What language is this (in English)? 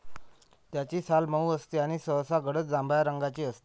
Marathi